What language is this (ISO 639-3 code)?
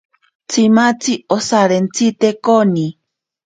prq